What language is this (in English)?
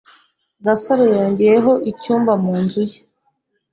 Kinyarwanda